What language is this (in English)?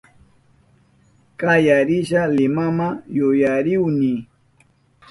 Southern Pastaza Quechua